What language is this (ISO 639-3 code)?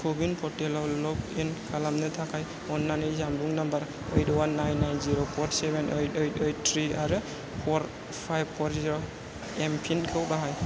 brx